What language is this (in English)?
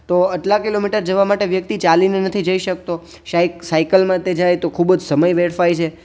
Gujarati